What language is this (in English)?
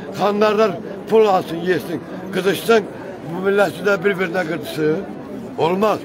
Turkish